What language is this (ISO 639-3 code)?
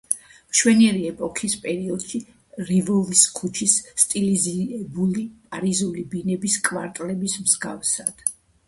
kat